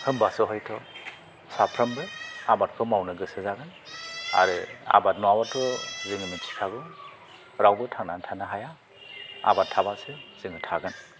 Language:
Bodo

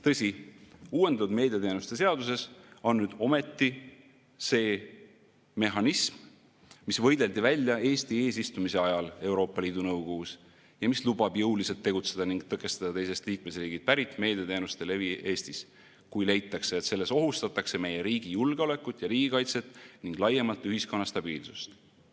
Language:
Estonian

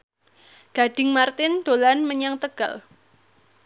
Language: Javanese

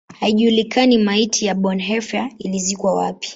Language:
Swahili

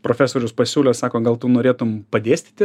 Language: Lithuanian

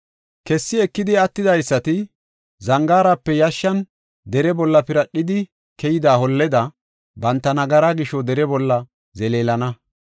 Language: Gofa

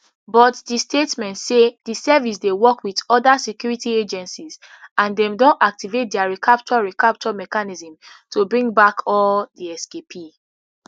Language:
Nigerian Pidgin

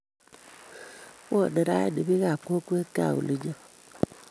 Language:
Kalenjin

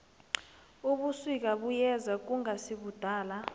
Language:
South Ndebele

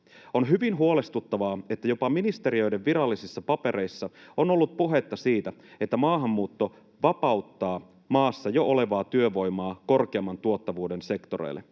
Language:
Finnish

